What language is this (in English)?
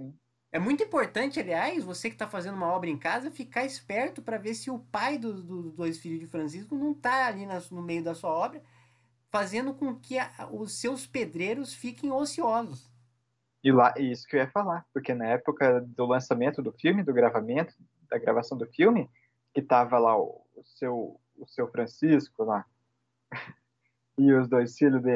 Portuguese